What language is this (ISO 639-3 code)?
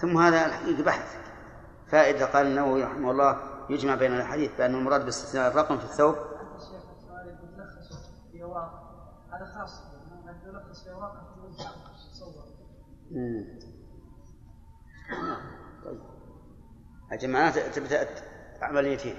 ara